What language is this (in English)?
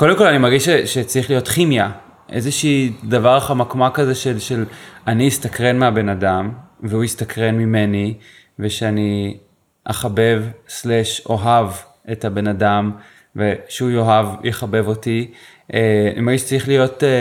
Hebrew